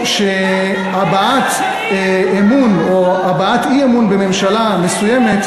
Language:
Hebrew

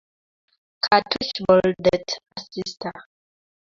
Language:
Kalenjin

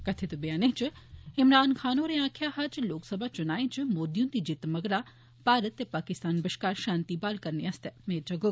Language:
Dogri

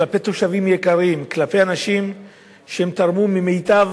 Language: Hebrew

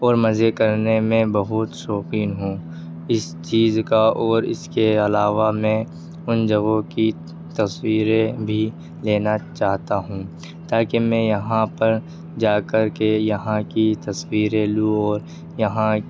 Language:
Urdu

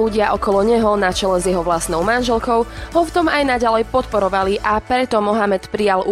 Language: Slovak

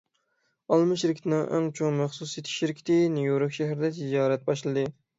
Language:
Uyghur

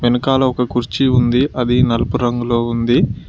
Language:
Telugu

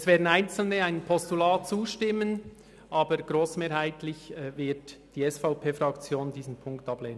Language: Swiss German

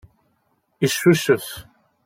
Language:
Kabyle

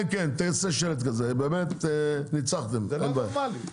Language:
Hebrew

